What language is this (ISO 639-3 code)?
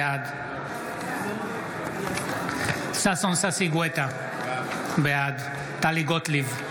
heb